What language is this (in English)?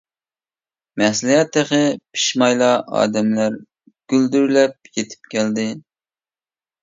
Uyghur